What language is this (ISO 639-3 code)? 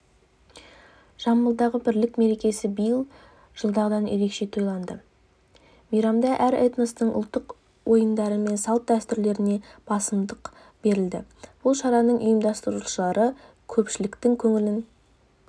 kaz